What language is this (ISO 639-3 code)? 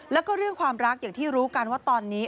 tha